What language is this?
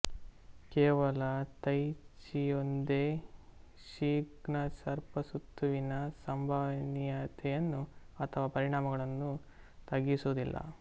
Kannada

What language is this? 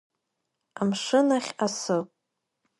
Abkhazian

